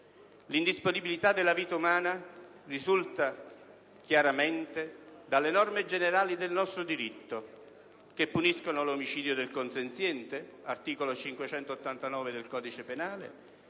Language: Italian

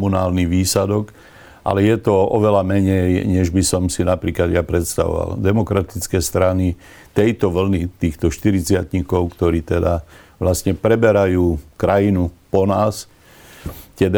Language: Slovak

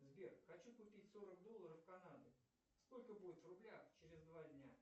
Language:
Russian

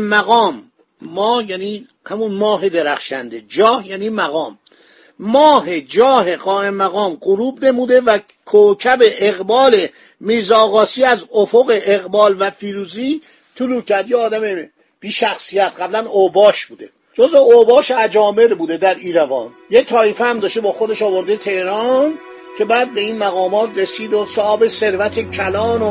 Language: Persian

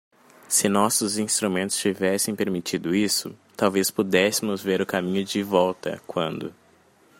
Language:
Portuguese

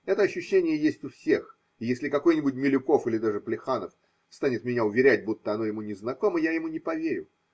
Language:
Russian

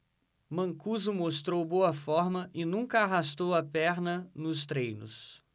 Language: Portuguese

